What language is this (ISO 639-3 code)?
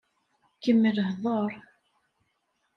kab